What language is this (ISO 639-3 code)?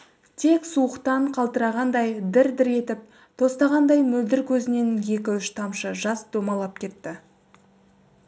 kaz